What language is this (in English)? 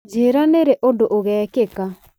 Kikuyu